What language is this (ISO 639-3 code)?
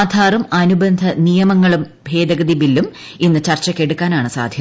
mal